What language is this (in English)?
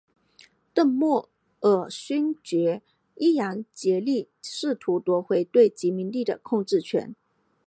Chinese